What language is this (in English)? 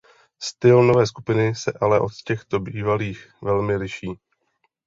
Czech